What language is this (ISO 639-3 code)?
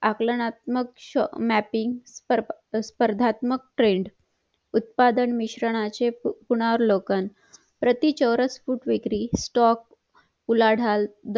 mar